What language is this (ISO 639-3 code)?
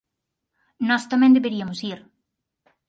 glg